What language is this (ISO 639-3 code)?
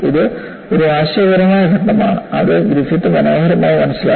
mal